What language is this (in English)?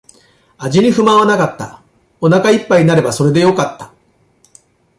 Japanese